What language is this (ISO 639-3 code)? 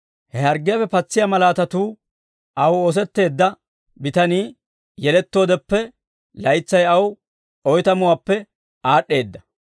dwr